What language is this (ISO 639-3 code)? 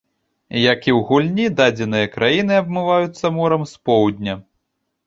bel